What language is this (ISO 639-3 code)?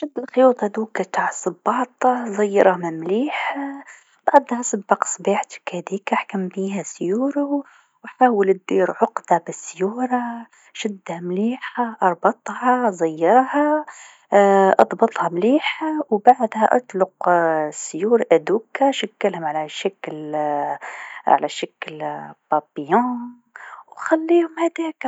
aeb